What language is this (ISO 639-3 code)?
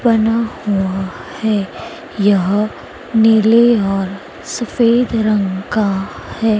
hin